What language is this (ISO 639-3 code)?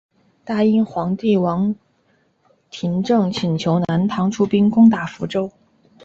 zho